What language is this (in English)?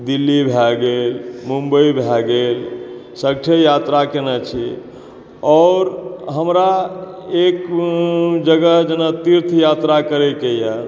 Maithili